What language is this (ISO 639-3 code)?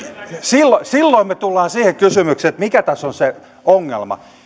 fin